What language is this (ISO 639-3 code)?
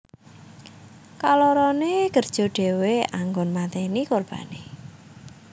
jav